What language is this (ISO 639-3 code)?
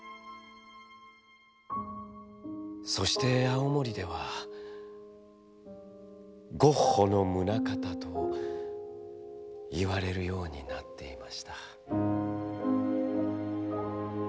jpn